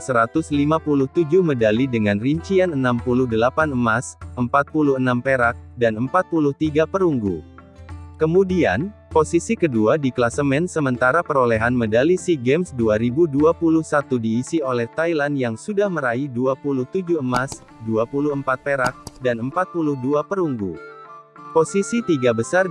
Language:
Indonesian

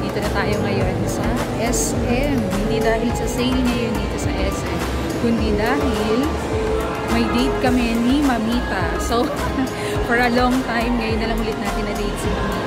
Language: Filipino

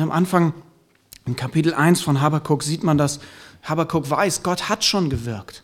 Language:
German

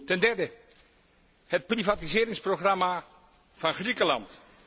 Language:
Dutch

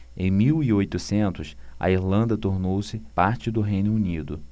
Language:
Portuguese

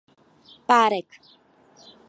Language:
Czech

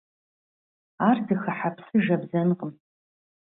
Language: Kabardian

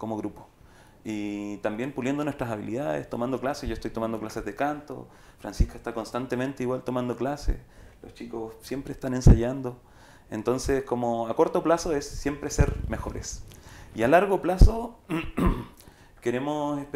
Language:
Spanish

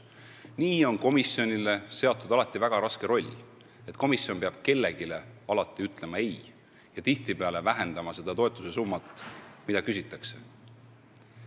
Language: Estonian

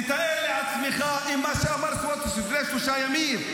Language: Hebrew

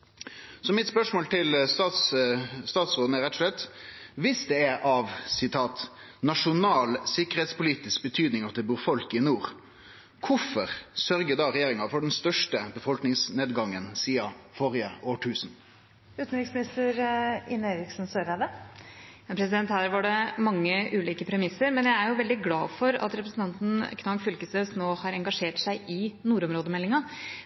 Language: Norwegian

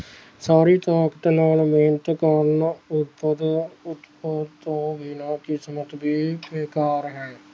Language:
Punjabi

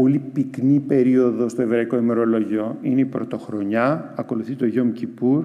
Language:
Greek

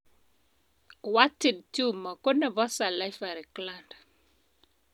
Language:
Kalenjin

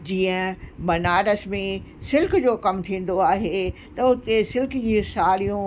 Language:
Sindhi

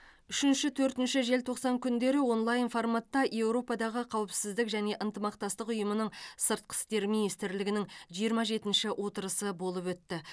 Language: Kazakh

